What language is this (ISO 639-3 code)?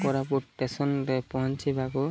ori